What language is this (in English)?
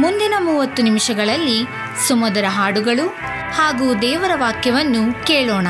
Kannada